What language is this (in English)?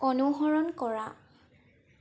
Assamese